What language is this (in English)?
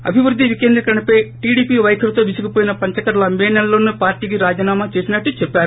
Telugu